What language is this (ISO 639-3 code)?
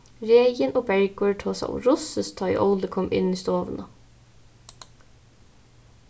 fao